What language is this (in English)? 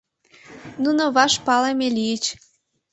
Mari